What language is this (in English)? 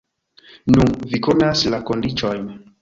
Esperanto